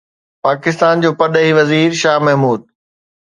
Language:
Sindhi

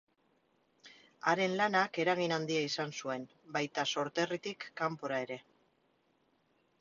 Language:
Basque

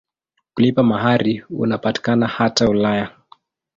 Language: Swahili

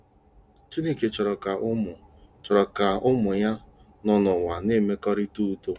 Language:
Igbo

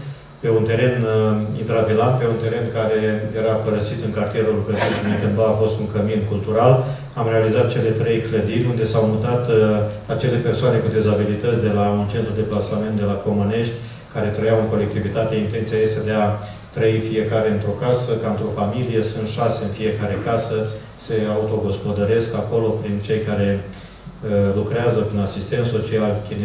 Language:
Romanian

